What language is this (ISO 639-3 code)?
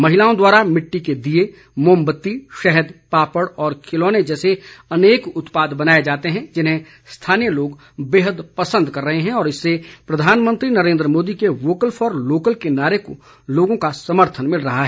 hin